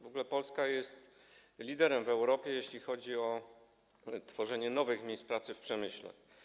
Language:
Polish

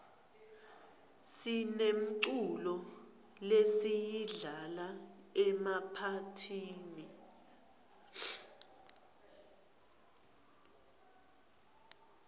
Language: Swati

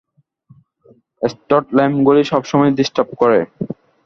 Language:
Bangla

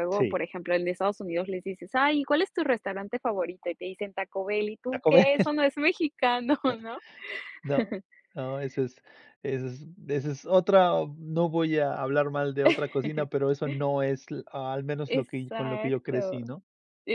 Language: Spanish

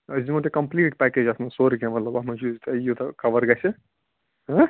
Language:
Kashmiri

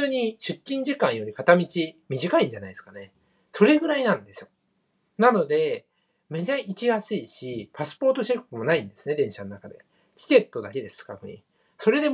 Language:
Japanese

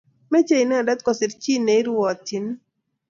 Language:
Kalenjin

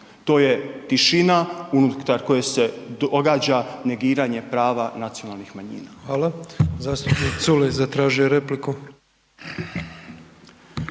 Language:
Croatian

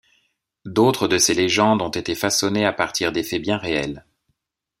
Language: French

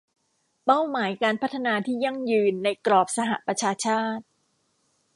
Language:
Thai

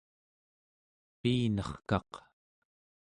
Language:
Central Yupik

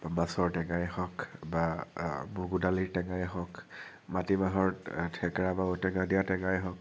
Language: Assamese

